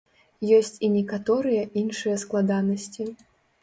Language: Belarusian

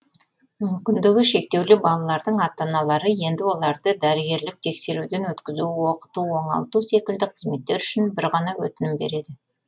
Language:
Kazakh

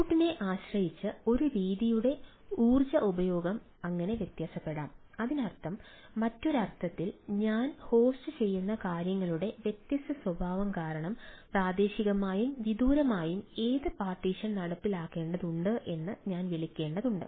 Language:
Malayalam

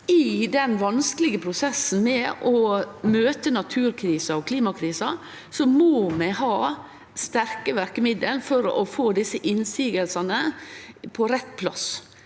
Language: Norwegian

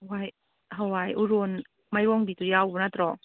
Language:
Manipuri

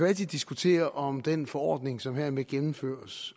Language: Danish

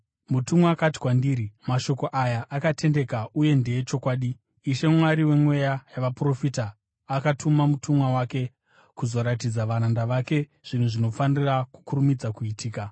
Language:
Shona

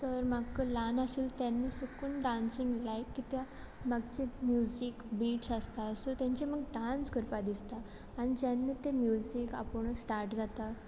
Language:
Konkani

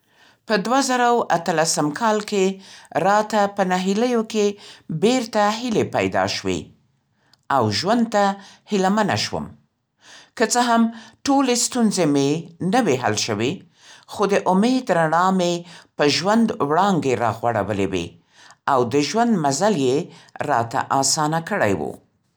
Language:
Central Pashto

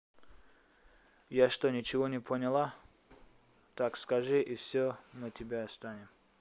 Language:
Russian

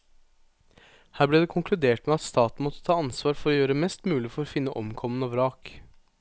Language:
Norwegian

